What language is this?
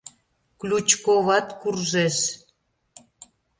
Mari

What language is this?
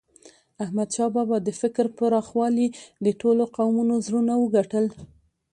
Pashto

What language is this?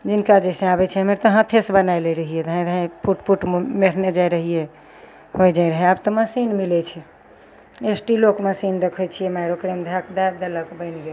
Maithili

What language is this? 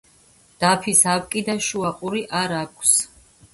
Georgian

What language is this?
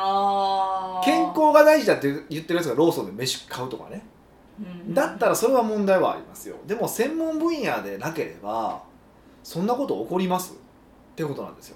Japanese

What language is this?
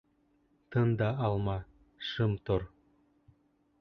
Bashkir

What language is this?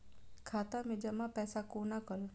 Maithili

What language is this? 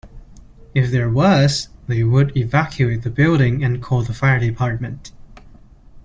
English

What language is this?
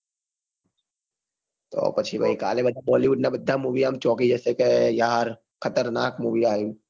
Gujarati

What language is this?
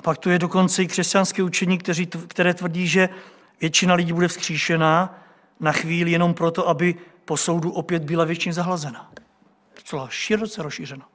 Czech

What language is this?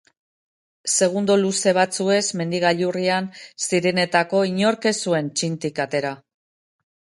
Basque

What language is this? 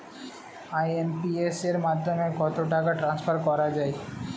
Bangla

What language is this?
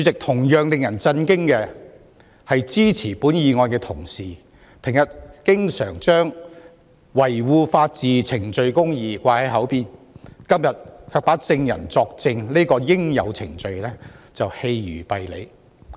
Cantonese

